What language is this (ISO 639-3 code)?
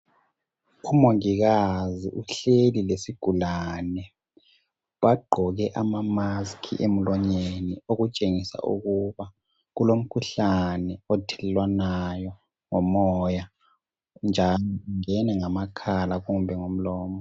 nde